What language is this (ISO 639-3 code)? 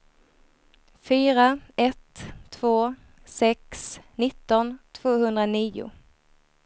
swe